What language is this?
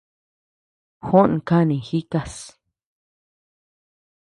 Tepeuxila Cuicatec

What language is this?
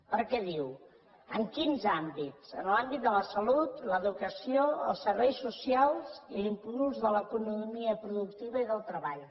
Catalan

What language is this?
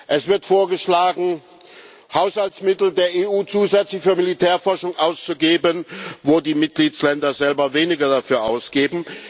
German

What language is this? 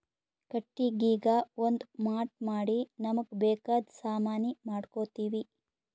Kannada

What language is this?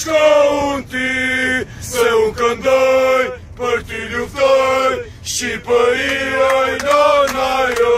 Romanian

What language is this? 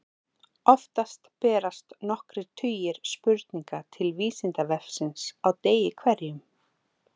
Icelandic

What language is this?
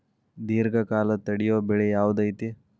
Kannada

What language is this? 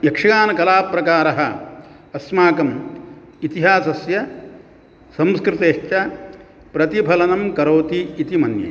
Sanskrit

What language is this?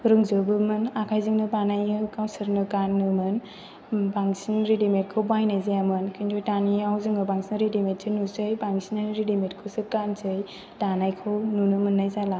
Bodo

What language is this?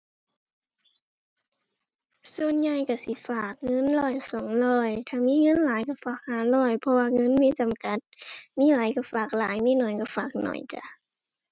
Thai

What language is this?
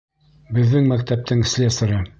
Bashkir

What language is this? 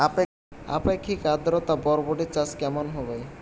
Bangla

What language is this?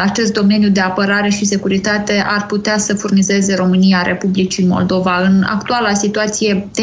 Romanian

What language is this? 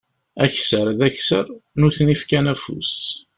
Kabyle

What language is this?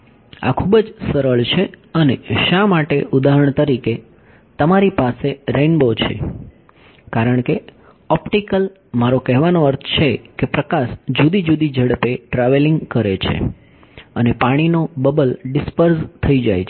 Gujarati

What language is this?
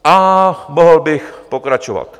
Czech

